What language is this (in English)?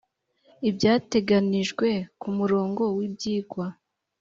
Kinyarwanda